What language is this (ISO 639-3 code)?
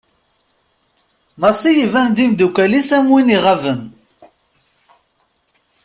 kab